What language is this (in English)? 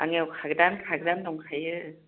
Bodo